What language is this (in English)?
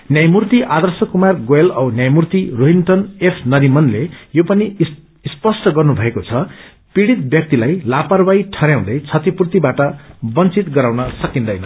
Nepali